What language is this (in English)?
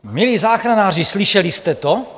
Czech